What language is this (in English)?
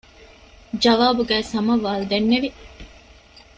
Divehi